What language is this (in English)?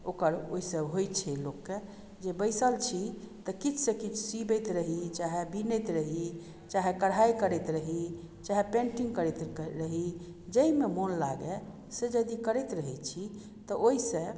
Maithili